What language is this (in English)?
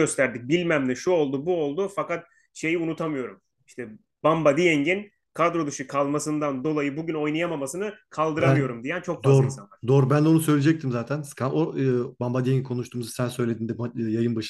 Turkish